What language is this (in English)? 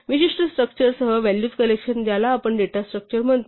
Marathi